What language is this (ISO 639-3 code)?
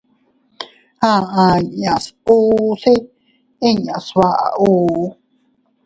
cut